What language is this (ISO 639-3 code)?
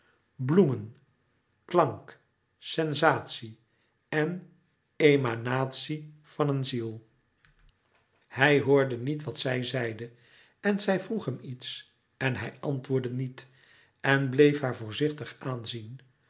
nld